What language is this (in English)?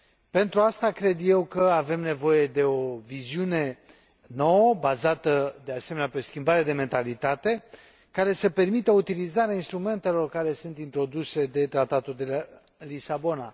Romanian